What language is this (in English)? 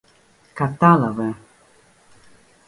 Greek